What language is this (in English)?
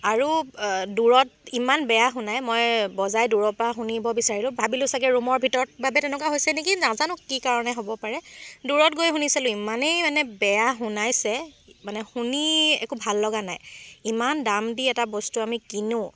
Assamese